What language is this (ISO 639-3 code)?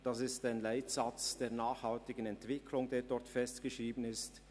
gsw